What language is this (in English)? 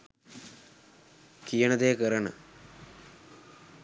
Sinhala